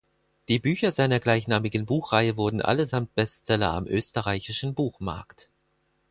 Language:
German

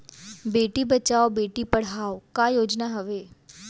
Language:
Chhattisgarhi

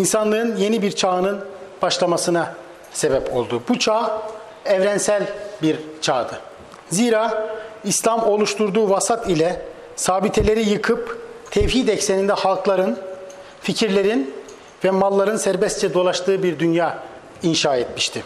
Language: Turkish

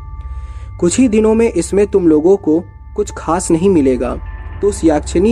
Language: Hindi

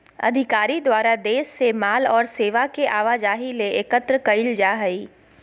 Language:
Magahi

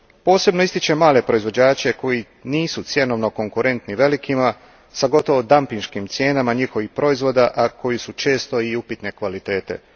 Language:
Croatian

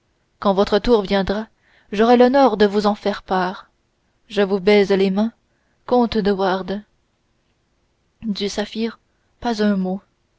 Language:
French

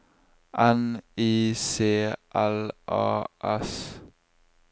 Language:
Norwegian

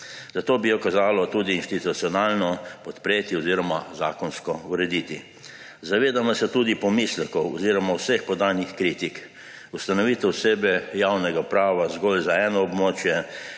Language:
Slovenian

